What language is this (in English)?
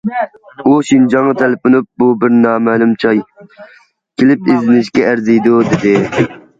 Uyghur